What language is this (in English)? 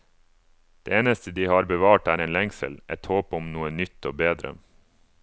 Norwegian